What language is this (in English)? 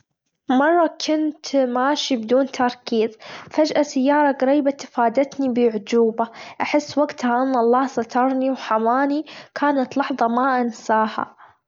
Gulf Arabic